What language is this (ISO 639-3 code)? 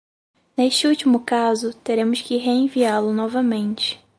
por